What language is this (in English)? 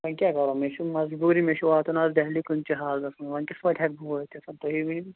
Kashmiri